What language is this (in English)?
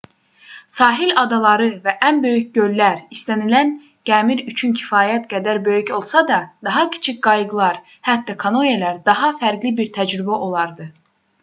Azerbaijani